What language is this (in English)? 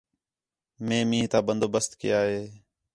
Khetrani